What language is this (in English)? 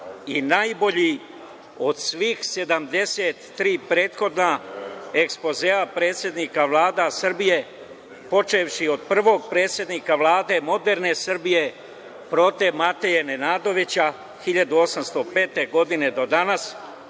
Serbian